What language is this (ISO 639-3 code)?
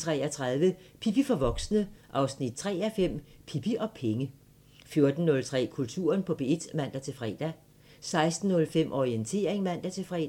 dan